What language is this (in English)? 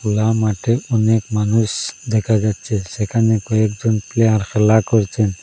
Bangla